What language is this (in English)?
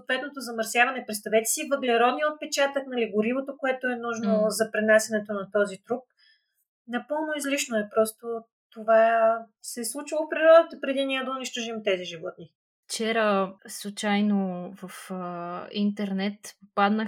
Bulgarian